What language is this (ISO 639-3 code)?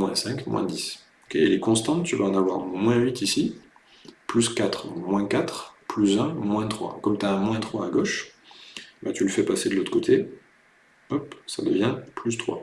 fra